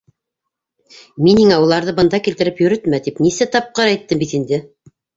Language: Bashkir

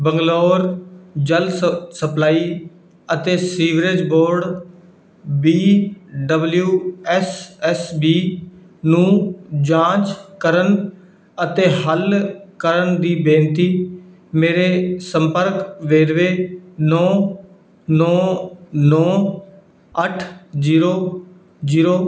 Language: Punjabi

